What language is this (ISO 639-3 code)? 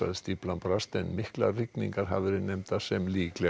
isl